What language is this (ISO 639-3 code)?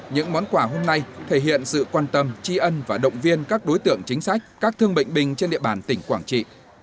vie